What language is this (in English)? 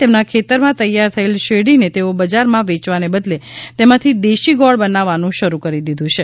Gujarati